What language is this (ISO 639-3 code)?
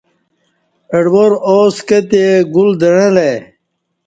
bsh